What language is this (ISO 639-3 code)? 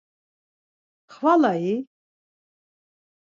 lzz